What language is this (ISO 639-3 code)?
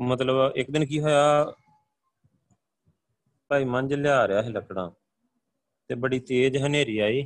pan